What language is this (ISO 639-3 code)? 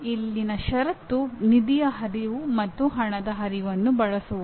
kan